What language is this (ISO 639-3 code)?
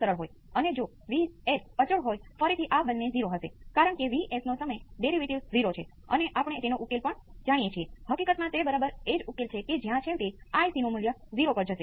guj